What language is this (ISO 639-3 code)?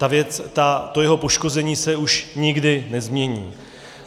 ces